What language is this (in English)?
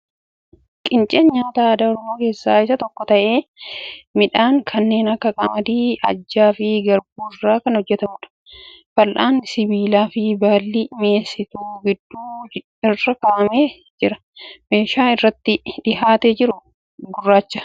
Oromo